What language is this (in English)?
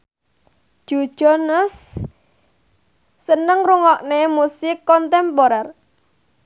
Javanese